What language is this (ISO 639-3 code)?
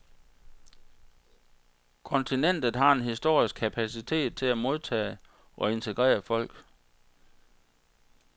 dan